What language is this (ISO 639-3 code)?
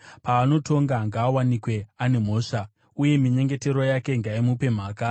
sna